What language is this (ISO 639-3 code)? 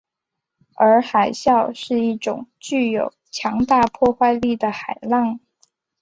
zho